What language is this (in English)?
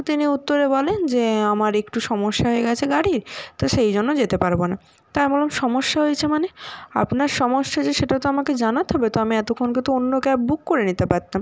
Bangla